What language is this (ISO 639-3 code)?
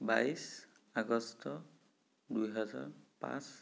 asm